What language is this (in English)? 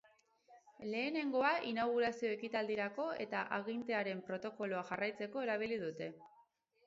Basque